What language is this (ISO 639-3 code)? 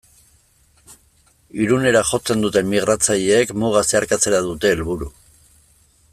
eus